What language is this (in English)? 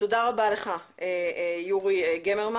Hebrew